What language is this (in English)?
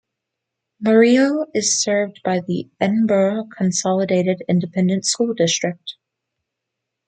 English